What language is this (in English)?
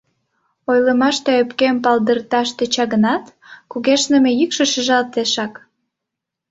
Mari